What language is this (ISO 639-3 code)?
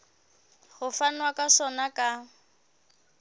sot